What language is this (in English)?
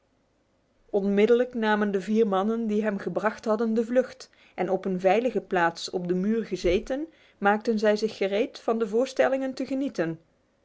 Dutch